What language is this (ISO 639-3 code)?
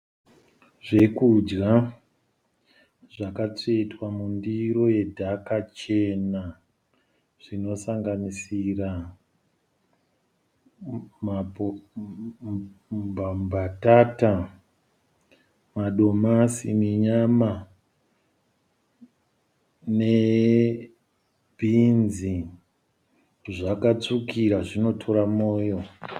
sna